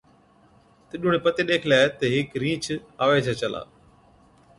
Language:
Od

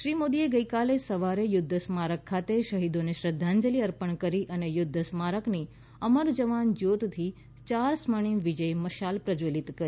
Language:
Gujarati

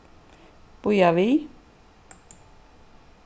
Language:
Faroese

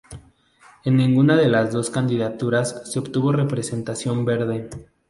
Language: Spanish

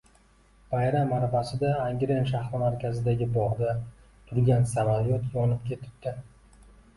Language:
Uzbek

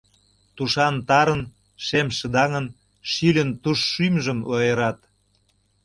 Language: Mari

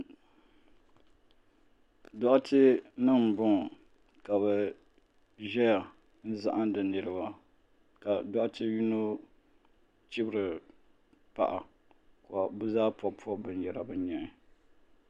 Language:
Dagbani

